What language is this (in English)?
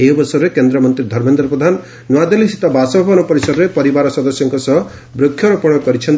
Odia